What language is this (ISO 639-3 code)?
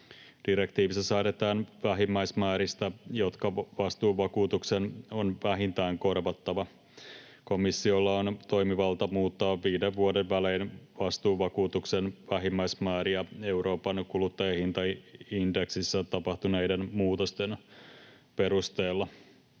fin